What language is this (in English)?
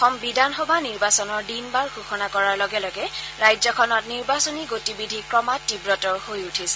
Assamese